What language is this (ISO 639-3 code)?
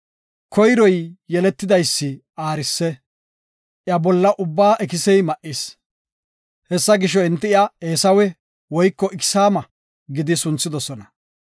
gof